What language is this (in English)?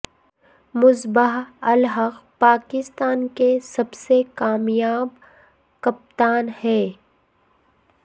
Urdu